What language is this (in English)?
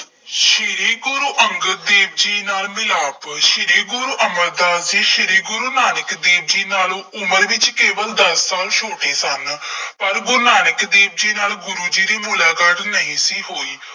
Punjabi